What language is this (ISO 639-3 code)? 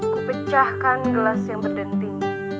ind